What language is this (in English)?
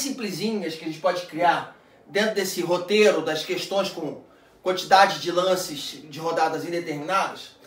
Portuguese